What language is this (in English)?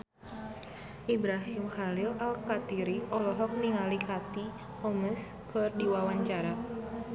Sundanese